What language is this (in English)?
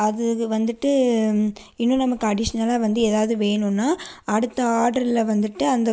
Tamil